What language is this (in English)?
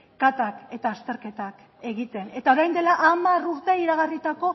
Basque